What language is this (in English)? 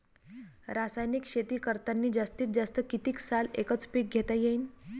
Marathi